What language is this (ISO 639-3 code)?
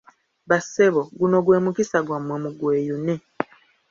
lug